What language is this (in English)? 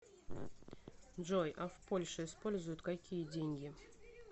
Russian